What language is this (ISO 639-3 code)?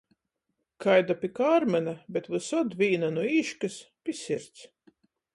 ltg